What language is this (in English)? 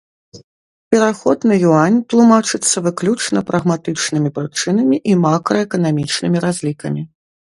Belarusian